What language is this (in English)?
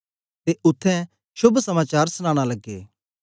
Dogri